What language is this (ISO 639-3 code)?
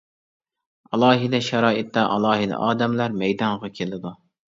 uig